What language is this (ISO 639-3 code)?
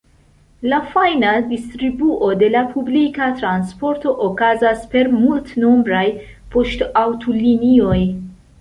epo